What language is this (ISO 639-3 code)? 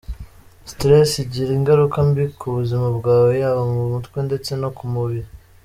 kin